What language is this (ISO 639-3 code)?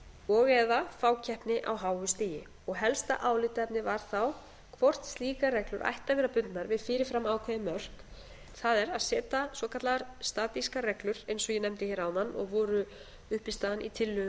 isl